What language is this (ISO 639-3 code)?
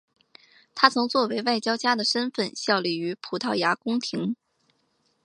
zho